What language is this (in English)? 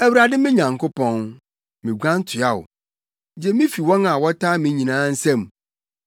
Akan